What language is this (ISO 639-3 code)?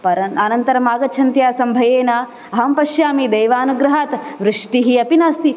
san